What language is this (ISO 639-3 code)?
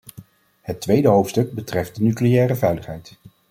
nld